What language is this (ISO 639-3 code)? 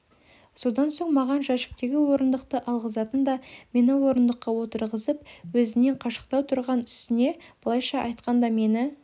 kaz